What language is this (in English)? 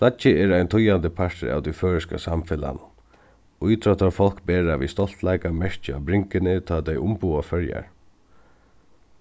Faroese